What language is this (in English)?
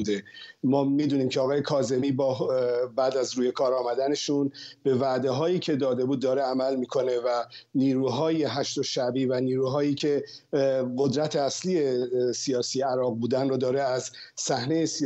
Persian